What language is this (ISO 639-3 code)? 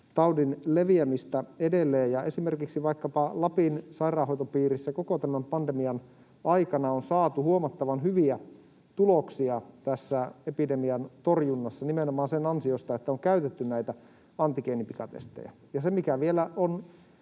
fin